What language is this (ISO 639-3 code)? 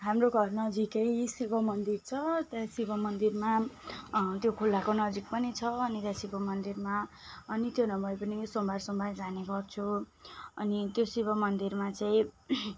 nep